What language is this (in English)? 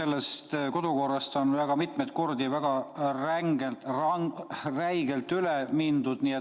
Estonian